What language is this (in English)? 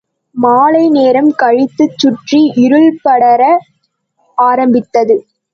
Tamil